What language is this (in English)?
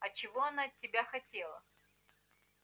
Russian